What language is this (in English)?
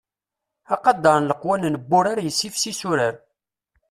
Kabyle